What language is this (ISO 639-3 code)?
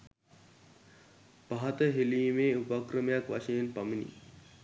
sin